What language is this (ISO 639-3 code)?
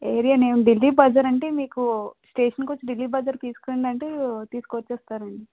tel